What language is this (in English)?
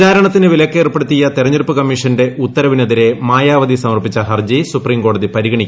Malayalam